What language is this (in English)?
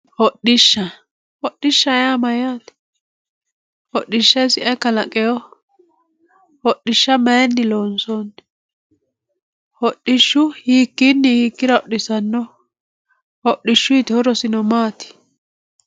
Sidamo